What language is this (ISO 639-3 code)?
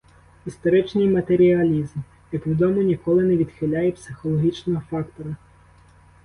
ukr